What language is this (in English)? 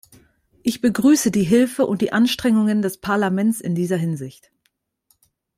German